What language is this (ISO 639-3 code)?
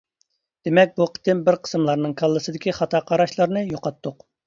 uig